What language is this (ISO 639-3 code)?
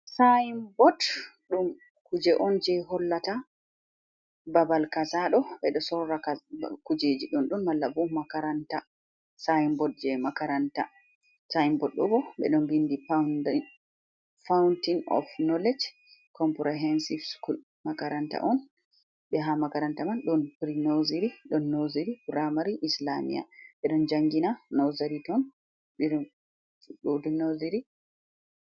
ful